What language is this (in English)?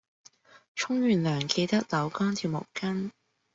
Cantonese